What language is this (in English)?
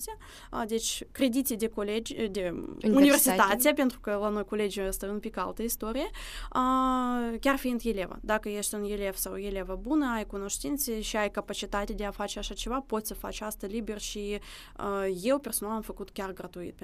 Romanian